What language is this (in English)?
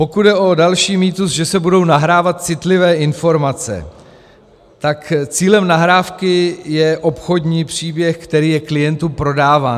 Czech